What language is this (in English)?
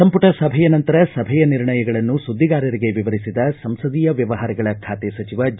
Kannada